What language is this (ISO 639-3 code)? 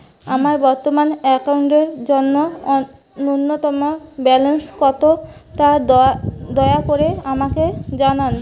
ben